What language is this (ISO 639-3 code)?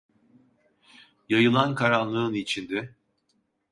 tur